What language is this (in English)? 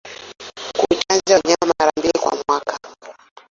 Swahili